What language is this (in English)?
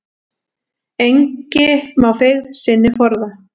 Icelandic